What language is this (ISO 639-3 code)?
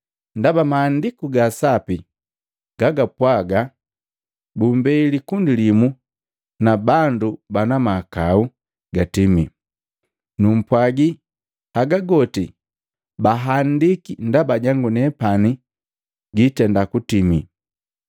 mgv